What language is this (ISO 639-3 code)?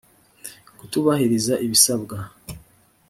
kin